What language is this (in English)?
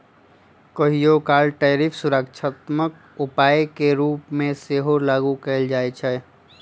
Magahi